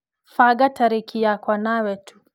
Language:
Kikuyu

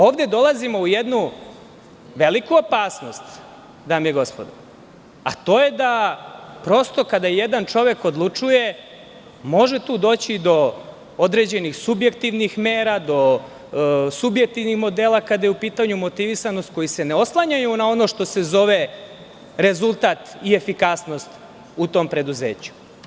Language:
Serbian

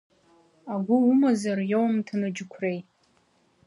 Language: Abkhazian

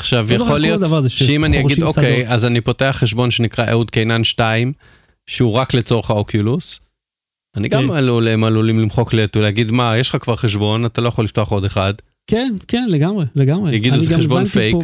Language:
Hebrew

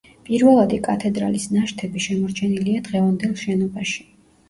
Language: Georgian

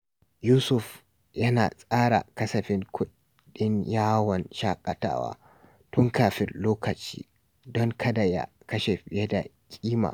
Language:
Hausa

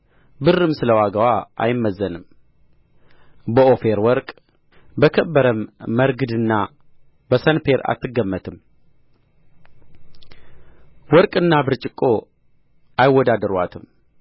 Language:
Amharic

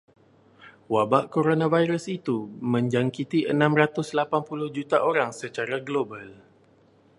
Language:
Malay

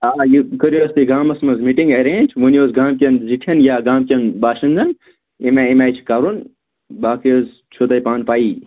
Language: Kashmiri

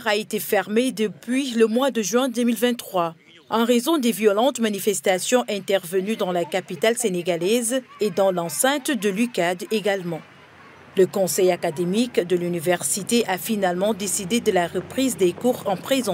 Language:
French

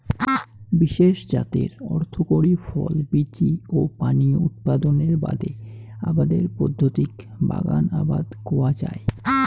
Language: Bangla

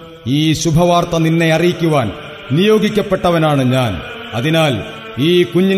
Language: Malayalam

